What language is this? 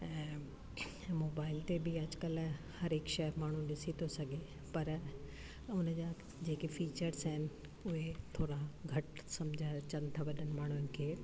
Sindhi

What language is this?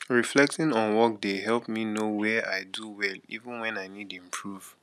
Nigerian Pidgin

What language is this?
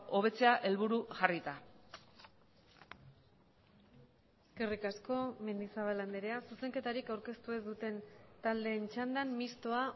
Basque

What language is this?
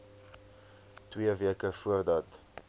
Afrikaans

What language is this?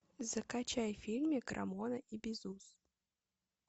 Russian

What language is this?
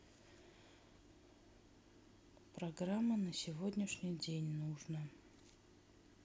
Russian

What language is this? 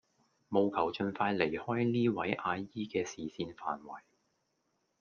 Cantonese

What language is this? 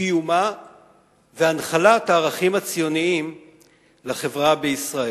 Hebrew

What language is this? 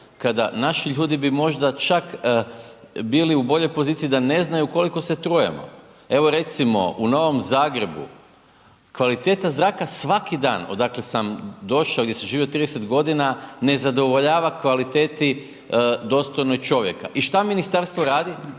Croatian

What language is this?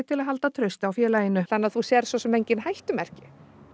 Icelandic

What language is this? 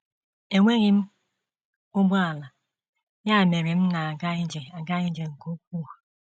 Igbo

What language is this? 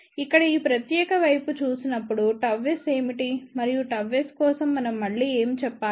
Telugu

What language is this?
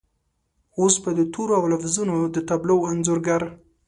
Pashto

